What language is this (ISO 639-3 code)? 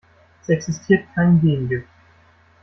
deu